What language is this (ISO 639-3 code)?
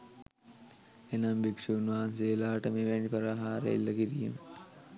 sin